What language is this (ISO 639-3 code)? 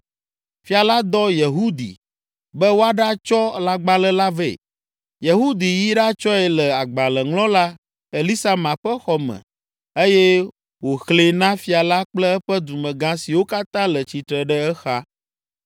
ewe